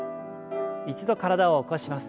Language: Japanese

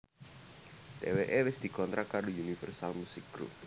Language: Javanese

